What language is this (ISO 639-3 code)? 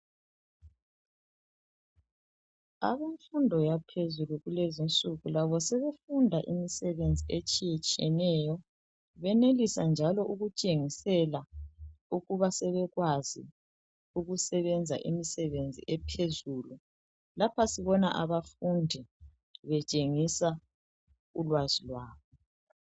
nde